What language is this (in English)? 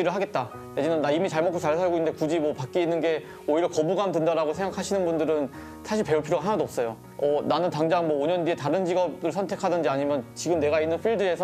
Korean